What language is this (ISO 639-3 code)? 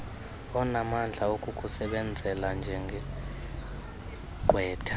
xho